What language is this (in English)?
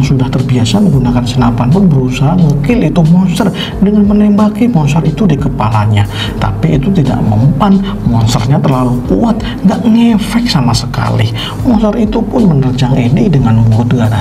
Indonesian